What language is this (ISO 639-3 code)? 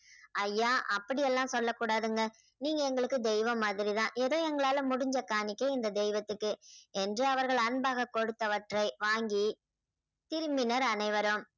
tam